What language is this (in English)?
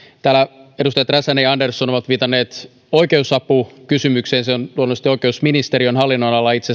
Finnish